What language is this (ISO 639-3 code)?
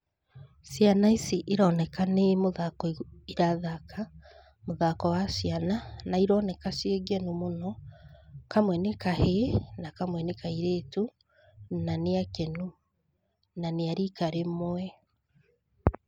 kik